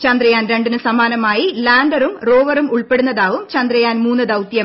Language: Malayalam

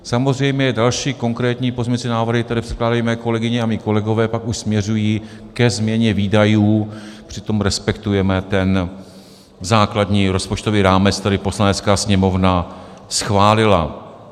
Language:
Czech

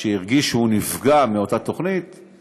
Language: Hebrew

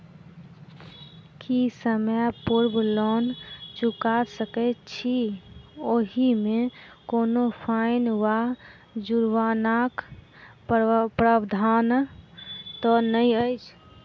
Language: Maithili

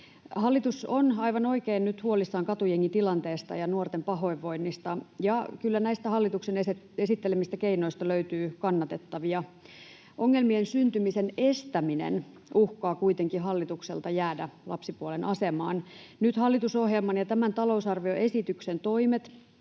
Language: Finnish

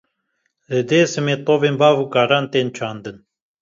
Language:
Kurdish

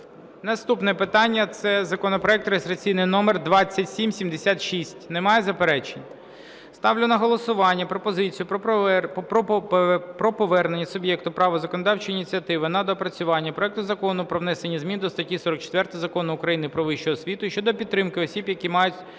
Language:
Ukrainian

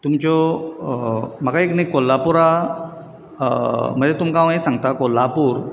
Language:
Konkani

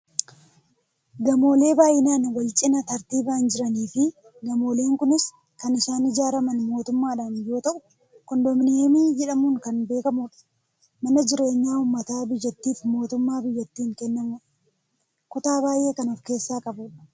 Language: Oromo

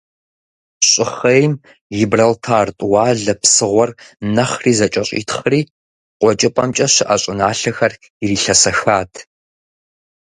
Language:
Kabardian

